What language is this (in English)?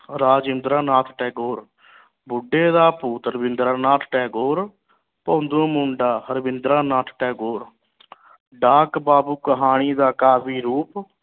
Punjabi